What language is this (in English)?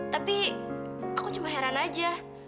Indonesian